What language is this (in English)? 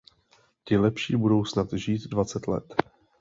Czech